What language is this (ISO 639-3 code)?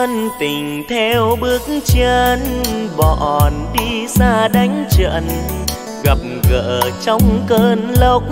vie